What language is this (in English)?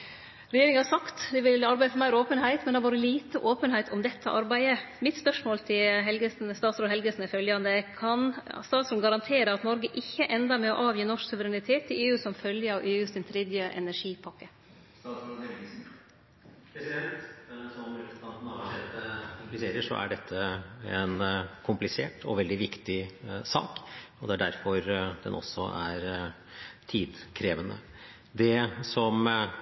Norwegian